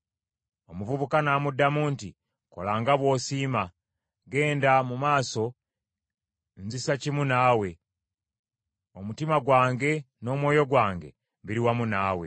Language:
Ganda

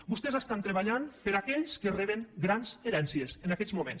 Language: Catalan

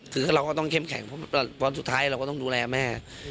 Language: Thai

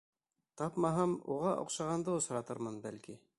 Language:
Bashkir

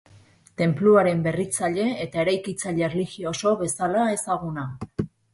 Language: Basque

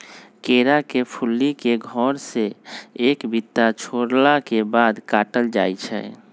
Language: Magahi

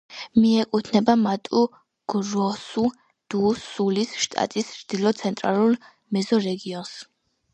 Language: Georgian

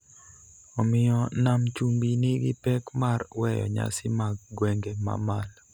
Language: Luo (Kenya and Tanzania)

